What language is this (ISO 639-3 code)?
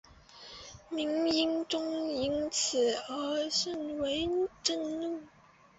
zho